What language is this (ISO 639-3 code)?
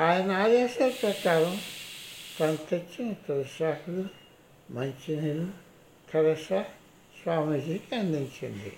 tel